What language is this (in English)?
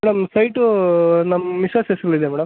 Kannada